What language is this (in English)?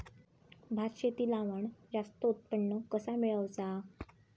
Marathi